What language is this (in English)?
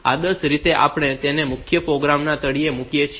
Gujarati